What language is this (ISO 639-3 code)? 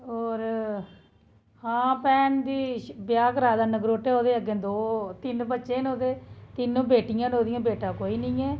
doi